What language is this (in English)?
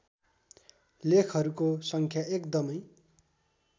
Nepali